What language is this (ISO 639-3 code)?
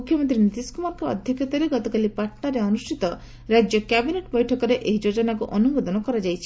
ori